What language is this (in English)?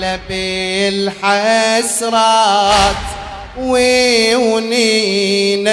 Arabic